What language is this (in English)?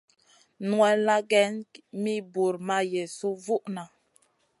Masana